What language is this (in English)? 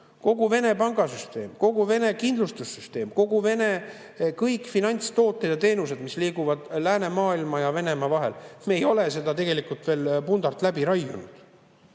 Estonian